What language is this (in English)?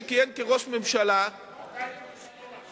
Hebrew